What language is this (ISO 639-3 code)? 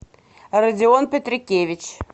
rus